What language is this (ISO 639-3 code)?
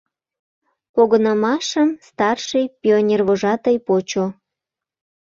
chm